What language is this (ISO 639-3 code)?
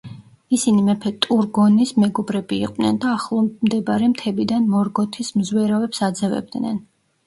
kat